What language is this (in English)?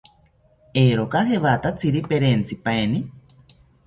South Ucayali Ashéninka